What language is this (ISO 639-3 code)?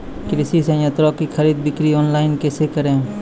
mai